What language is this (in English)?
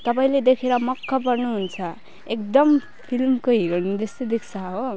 Nepali